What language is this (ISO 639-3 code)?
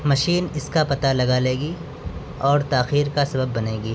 urd